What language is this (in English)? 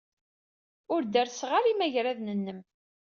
Kabyle